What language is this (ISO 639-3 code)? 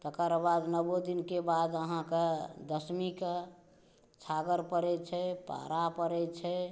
mai